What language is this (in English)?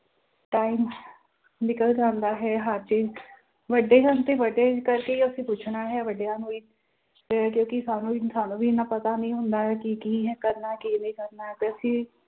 Punjabi